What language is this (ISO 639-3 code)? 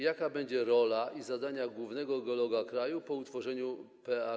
pol